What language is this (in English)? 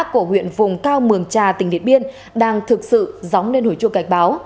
Vietnamese